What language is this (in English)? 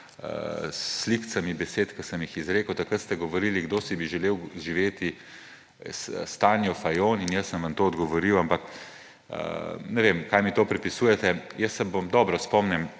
Slovenian